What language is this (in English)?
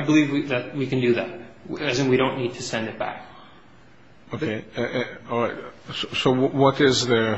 English